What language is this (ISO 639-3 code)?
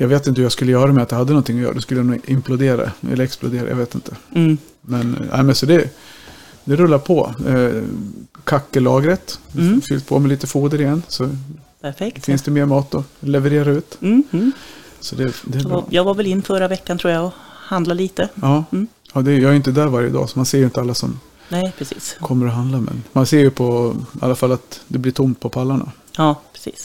swe